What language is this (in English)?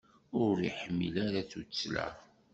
Kabyle